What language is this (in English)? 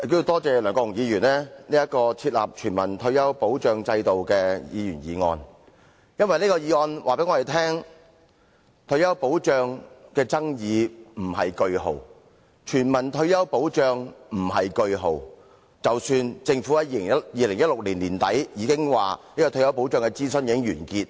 Cantonese